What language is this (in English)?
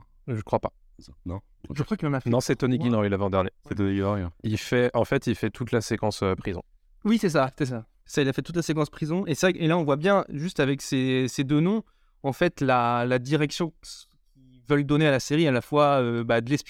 French